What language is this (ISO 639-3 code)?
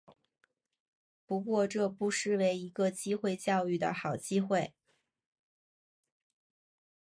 zho